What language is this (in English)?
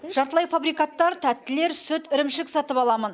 Kazakh